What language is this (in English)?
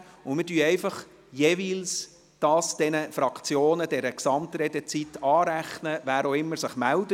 Swiss German